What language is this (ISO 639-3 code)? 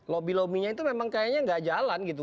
ind